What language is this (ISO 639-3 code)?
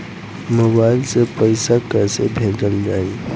bho